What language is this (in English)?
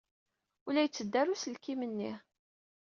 Kabyle